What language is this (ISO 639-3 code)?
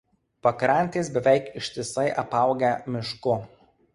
lit